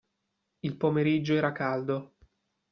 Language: Italian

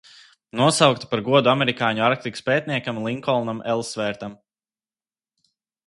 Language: Latvian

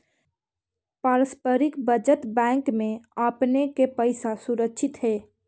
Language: Magahi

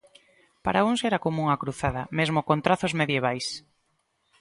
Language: Galician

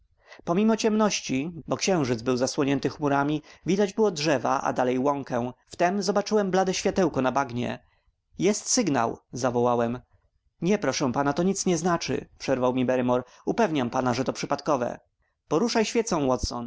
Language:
Polish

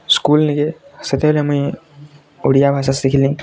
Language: Odia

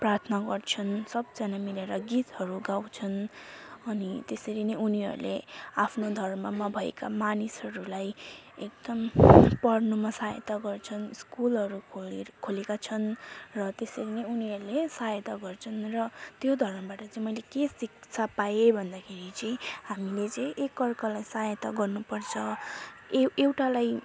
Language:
Nepali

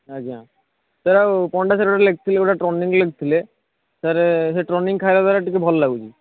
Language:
Odia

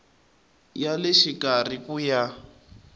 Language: Tsonga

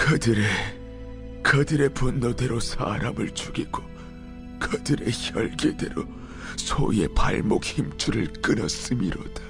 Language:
Korean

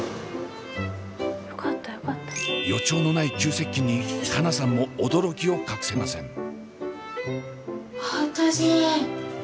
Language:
Japanese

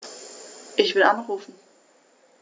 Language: German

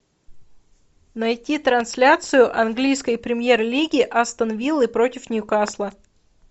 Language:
Russian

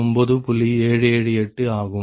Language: Tamil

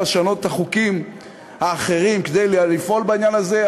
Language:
Hebrew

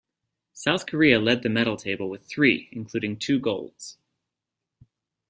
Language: English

